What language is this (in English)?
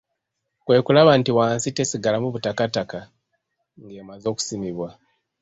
Ganda